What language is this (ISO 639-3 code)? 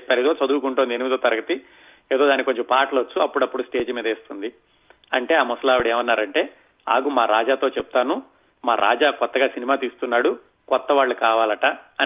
tel